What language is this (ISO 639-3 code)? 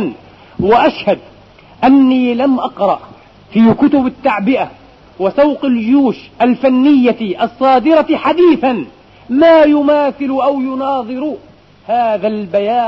ara